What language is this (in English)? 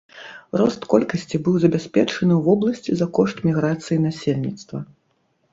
Belarusian